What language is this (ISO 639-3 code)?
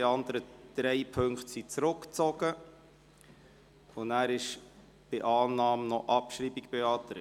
gsw